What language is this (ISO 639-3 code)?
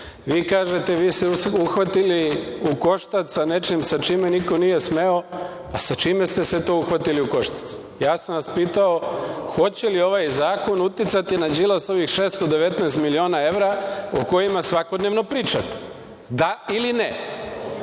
srp